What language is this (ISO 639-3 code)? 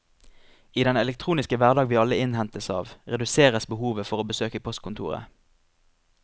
nor